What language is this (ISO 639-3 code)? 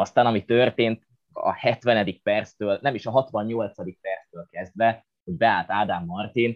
hun